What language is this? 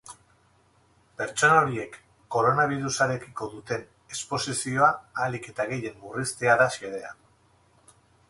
Basque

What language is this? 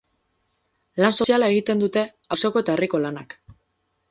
Basque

